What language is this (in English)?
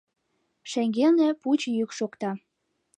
Mari